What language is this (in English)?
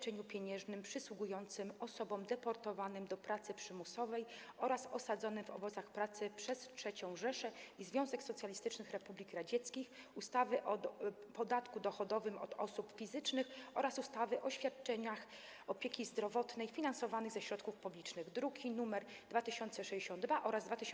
Polish